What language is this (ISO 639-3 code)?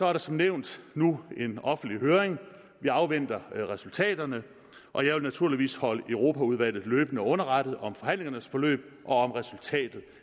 dan